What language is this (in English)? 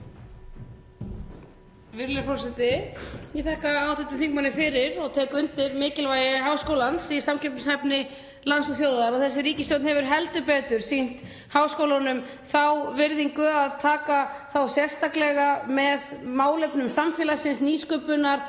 Icelandic